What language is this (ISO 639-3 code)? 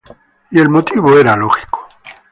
spa